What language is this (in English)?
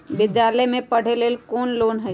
Magahi